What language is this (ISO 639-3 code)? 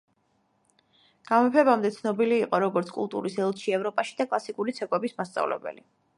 kat